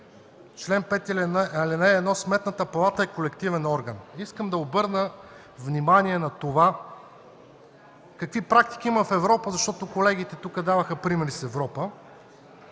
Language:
Bulgarian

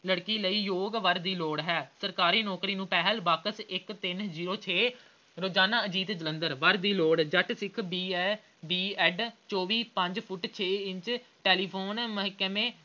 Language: Punjabi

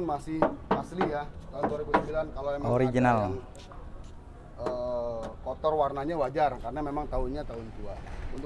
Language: Indonesian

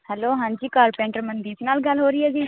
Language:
Punjabi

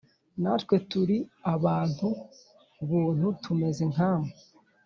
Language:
Kinyarwanda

